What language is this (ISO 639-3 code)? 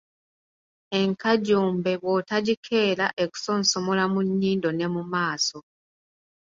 lug